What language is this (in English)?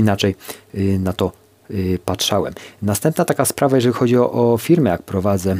Polish